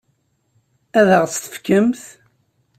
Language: Kabyle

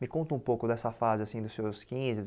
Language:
Portuguese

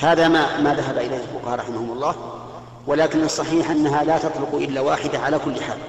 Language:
Arabic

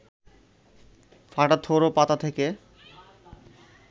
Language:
Bangla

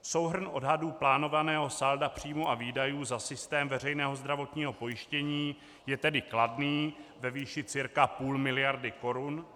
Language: Czech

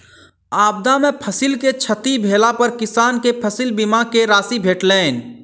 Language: Maithili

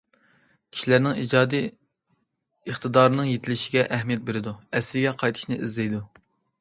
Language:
Uyghur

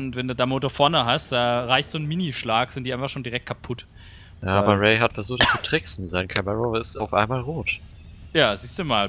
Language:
German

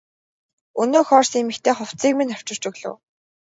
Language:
Mongolian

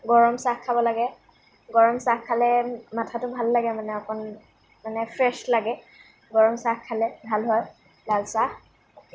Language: Assamese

